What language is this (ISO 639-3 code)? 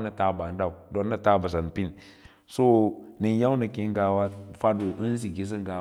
lla